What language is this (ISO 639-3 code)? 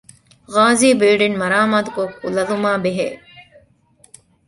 div